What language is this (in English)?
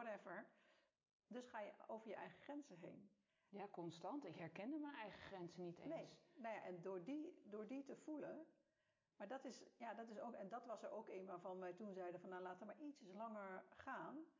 Dutch